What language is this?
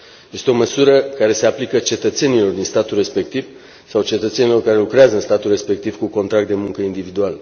Romanian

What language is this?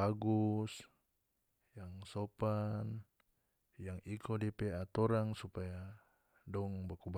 North Moluccan Malay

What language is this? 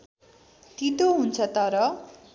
Nepali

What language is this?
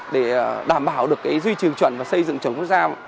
Vietnamese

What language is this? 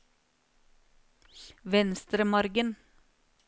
Norwegian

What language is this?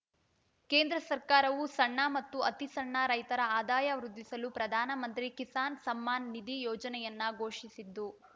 Kannada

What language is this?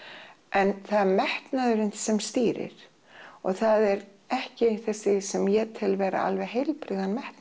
Icelandic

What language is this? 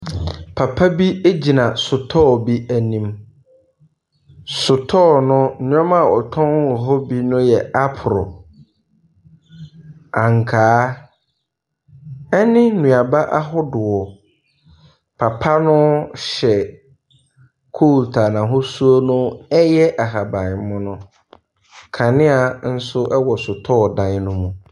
Akan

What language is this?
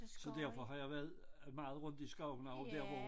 Danish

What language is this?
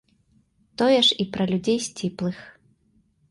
Belarusian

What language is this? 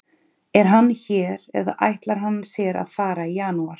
Icelandic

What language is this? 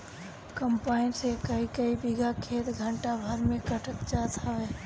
Bhojpuri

